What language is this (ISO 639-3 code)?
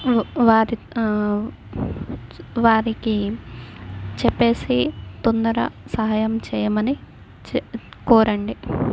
tel